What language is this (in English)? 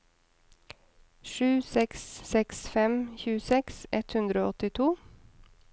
Norwegian